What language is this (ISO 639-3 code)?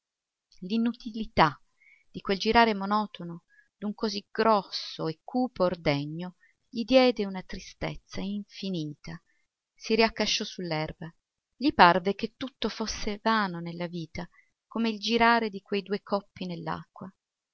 ita